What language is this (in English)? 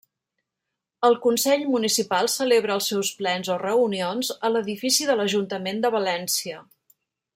Catalan